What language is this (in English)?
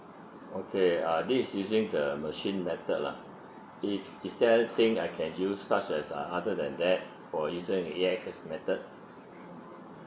English